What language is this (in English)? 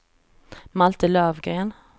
Swedish